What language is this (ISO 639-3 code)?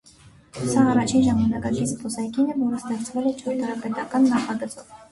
hye